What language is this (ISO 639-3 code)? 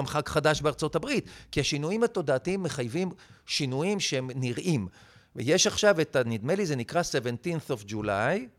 heb